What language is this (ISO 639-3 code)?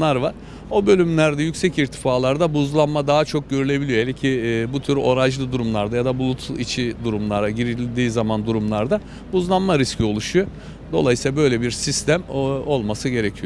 tur